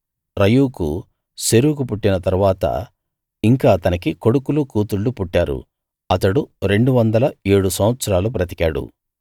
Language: Telugu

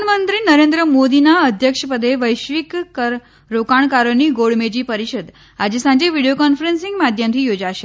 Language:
Gujarati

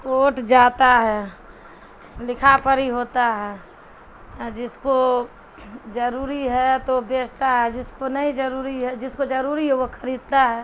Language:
Urdu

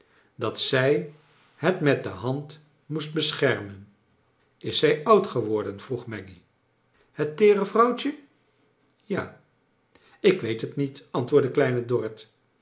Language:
Dutch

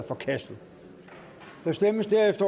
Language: Danish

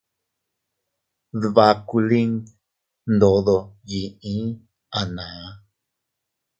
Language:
Teutila Cuicatec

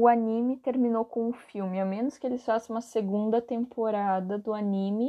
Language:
Portuguese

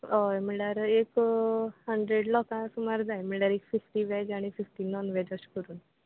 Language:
Konkani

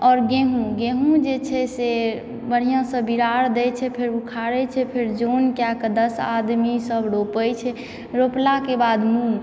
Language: Maithili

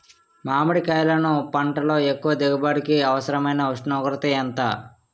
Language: Telugu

